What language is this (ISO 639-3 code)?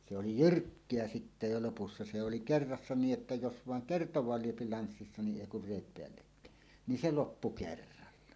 fin